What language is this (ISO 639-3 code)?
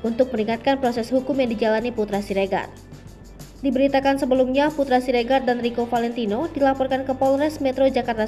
ind